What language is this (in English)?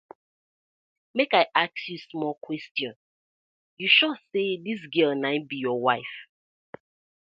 Nigerian Pidgin